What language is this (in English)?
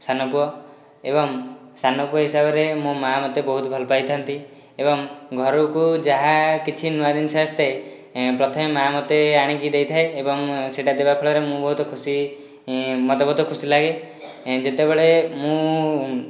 Odia